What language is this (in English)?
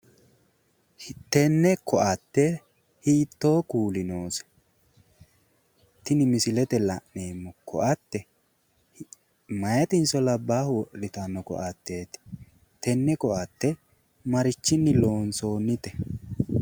Sidamo